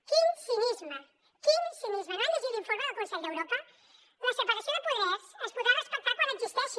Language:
Catalan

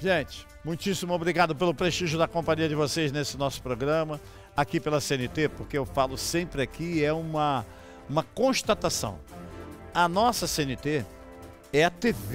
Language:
Portuguese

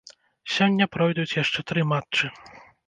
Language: Belarusian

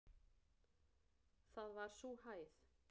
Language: Icelandic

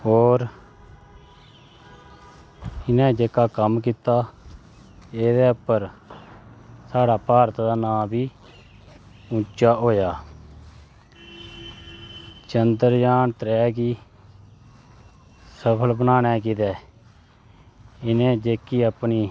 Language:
Dogri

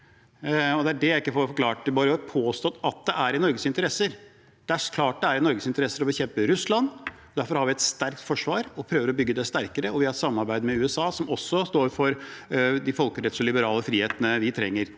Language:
Norwegian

